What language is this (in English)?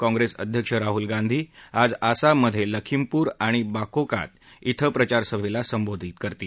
Marathi